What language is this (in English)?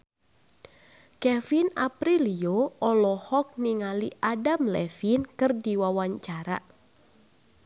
Sundanese